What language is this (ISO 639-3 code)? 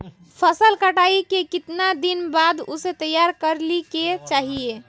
mag